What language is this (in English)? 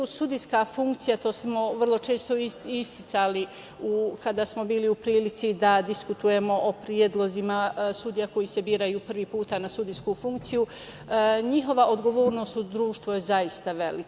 Serbian